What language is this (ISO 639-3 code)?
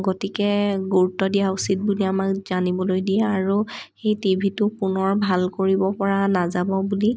asm